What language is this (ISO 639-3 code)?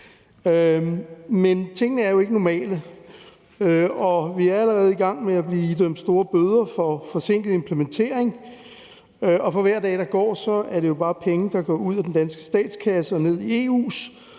dan